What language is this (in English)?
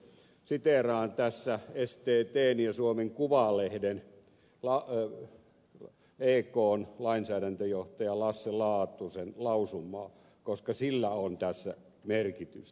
Finnish